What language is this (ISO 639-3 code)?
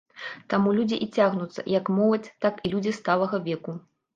bel